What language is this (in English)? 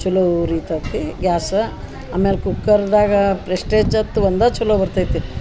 Kannada